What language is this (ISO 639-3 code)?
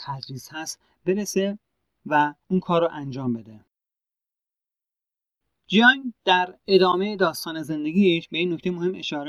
fas